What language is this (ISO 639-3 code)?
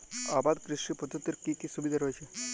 ben